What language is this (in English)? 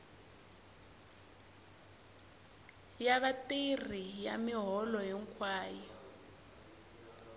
Tsonga